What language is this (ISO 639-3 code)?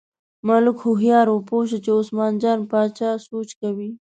pus